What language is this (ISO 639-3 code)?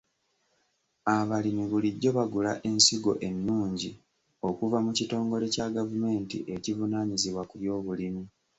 lug